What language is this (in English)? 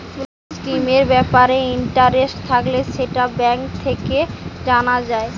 Bangla